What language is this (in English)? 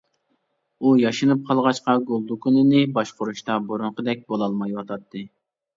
Uyghur